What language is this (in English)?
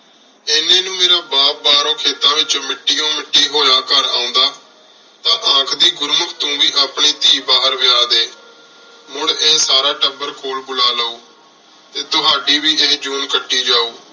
Punjabi